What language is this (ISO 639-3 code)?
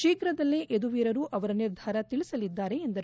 kan